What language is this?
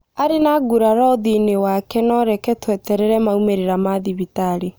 Kikuyu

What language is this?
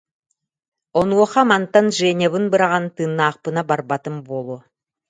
Yakut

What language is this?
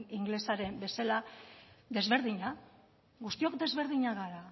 Basque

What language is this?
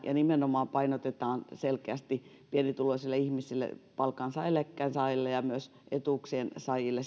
Finnish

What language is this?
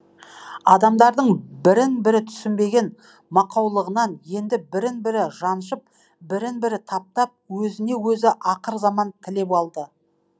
Kazakh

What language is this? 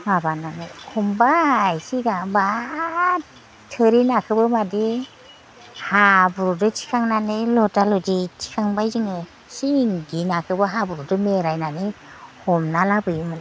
Bodo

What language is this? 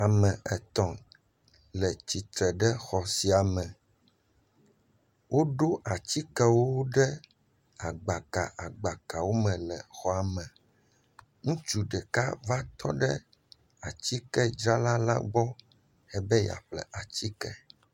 Ewe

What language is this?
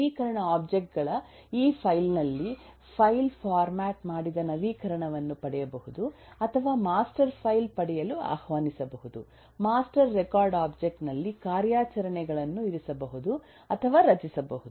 Kannada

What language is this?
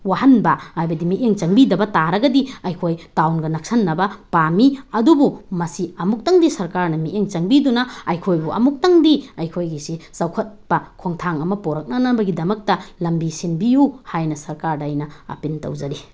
Manipuri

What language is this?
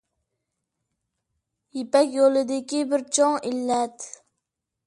Uyghur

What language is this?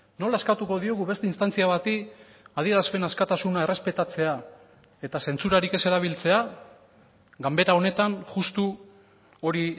Basque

